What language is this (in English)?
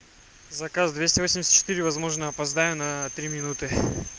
Russian